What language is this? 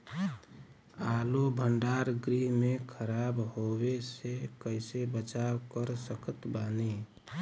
Bhojpuri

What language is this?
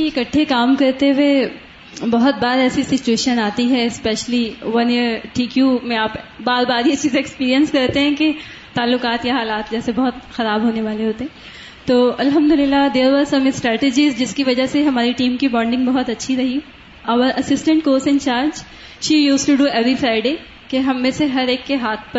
Urdu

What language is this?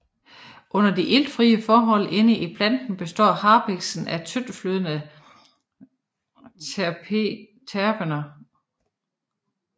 Danish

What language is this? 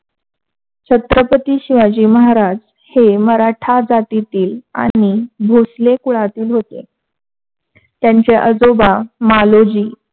Marathi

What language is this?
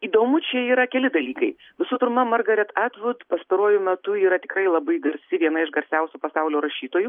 Lithuanian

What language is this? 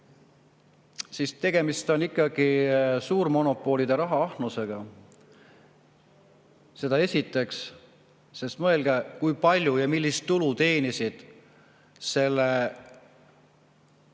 Estonian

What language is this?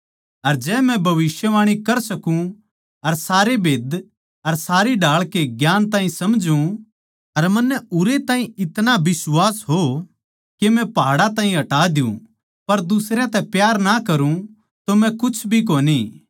Haryanvi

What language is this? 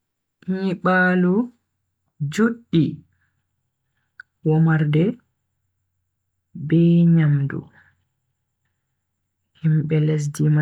Bagirmi Fulfulde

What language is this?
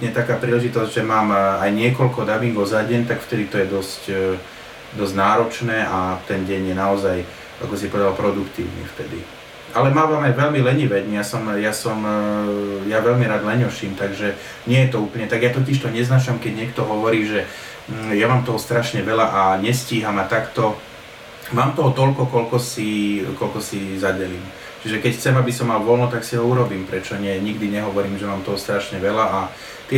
Slovak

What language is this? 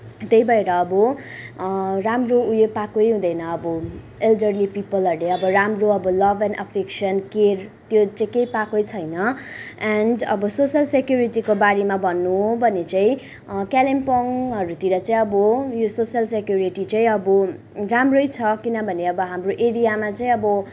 Nepali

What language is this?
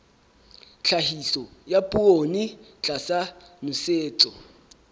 Southern Sotho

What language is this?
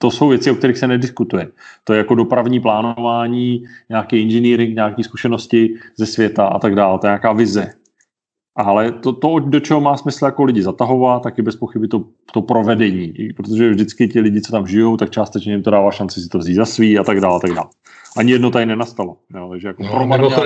Czech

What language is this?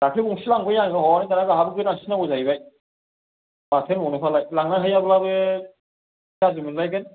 Bodo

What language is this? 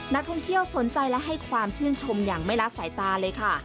Thai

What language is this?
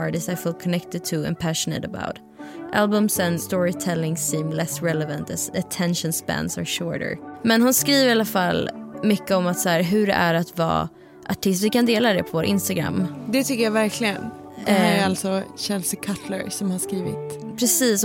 Swedish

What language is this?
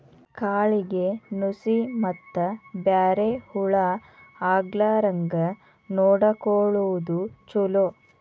Kannada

